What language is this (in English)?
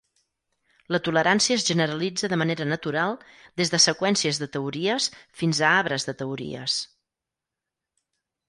Catalan